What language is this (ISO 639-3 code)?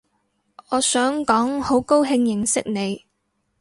yue